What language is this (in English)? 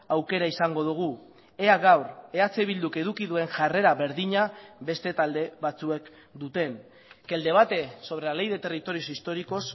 Basque